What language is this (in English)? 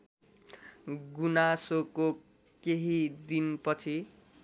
Nepali